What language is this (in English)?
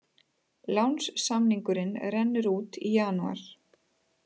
Icelandic